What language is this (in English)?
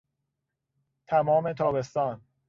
Persian